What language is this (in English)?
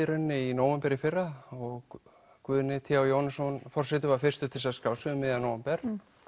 Icelandic